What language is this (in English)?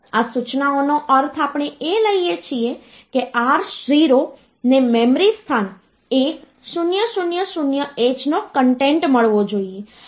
Gujarati